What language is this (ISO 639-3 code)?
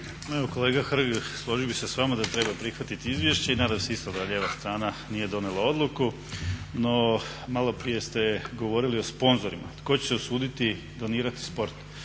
hrv